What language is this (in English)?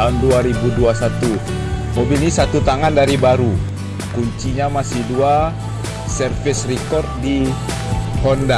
Indonesian